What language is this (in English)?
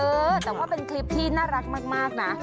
Thai